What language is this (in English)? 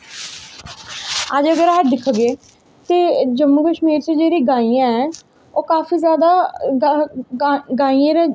Dogri